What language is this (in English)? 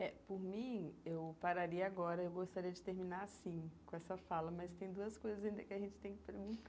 Portuguese